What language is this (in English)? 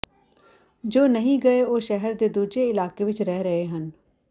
Punjabi